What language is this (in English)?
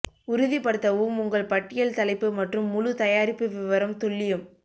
Tamil